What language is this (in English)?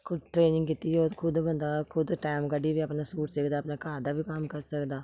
Dogri